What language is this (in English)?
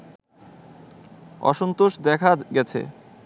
Bangla